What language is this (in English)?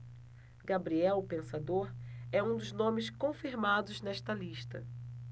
Portuguese